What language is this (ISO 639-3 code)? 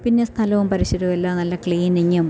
mal